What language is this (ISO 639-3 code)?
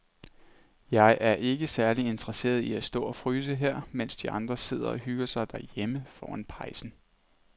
dan